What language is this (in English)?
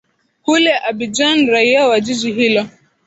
Swahili